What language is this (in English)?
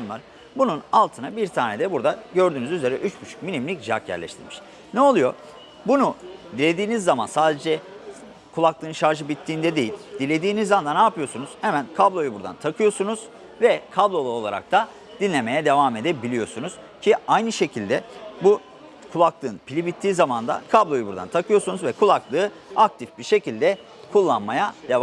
Turkish